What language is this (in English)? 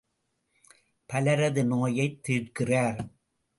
Tamil